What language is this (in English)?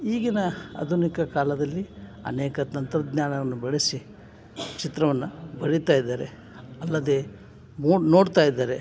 Kannada